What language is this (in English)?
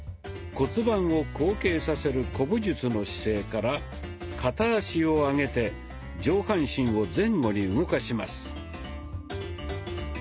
Japanese